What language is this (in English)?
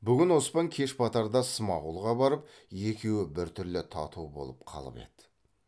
Kazakh